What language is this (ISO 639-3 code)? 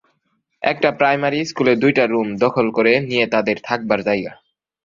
ben